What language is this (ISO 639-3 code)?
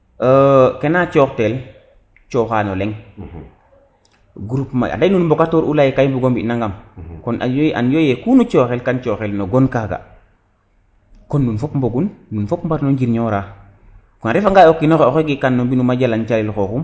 srr